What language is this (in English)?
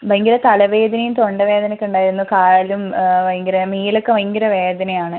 Malayalam